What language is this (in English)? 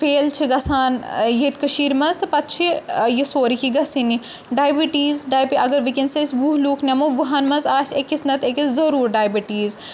Kashmiri